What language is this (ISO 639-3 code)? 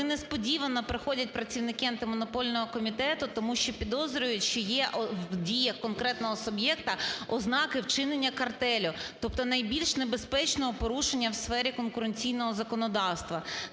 ukr